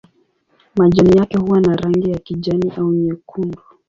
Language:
Swahili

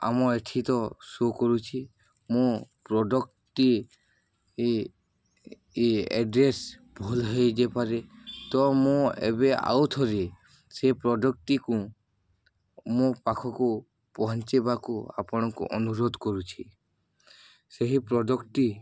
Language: Odia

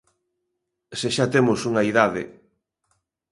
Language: Galician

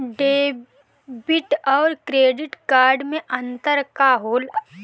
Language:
Bhojpuri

